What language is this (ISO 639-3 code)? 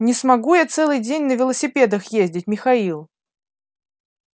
rus